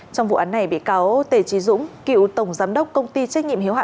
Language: Vietnamese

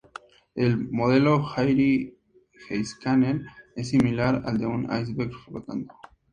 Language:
Spanish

